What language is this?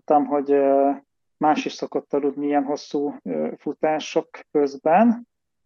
Hungarian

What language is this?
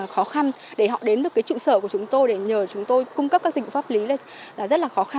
Vietnamese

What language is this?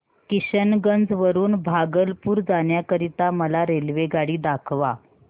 Marathi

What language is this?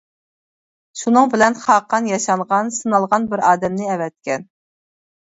Uyghur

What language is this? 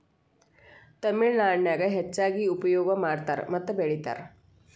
Kannada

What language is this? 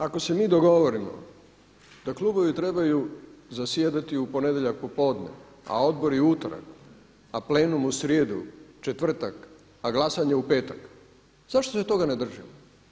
Croatian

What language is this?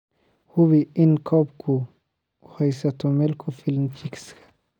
Somali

